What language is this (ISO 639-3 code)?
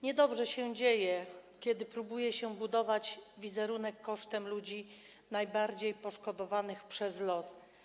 pol